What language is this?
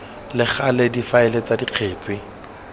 Tswana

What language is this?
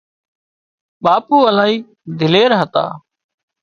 Wadiyara Koli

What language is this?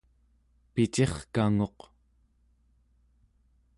Central Yupik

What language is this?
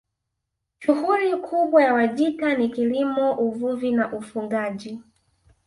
Swahili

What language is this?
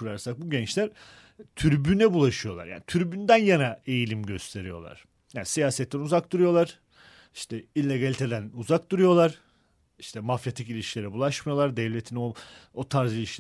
Turkish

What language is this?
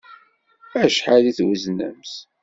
Kabyle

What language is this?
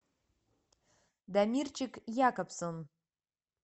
Russian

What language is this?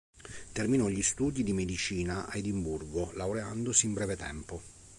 Italian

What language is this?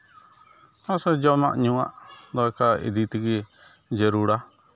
Santali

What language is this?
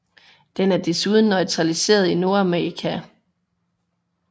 Danish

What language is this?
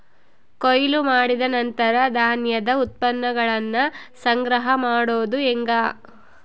Kannada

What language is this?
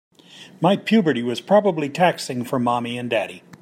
English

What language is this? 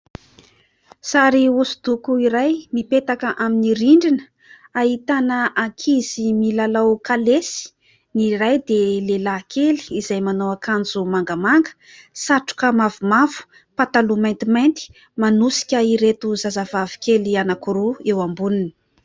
Malagasy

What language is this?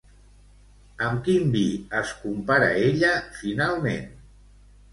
Catalan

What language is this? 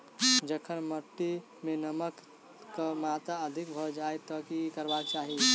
Maithili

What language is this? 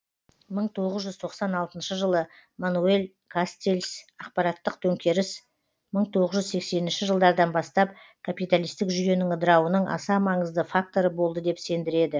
Kazakh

